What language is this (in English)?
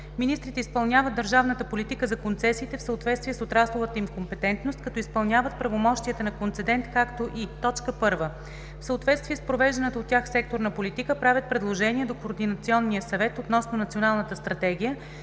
Bulgarian